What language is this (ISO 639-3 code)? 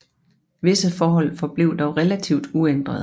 dan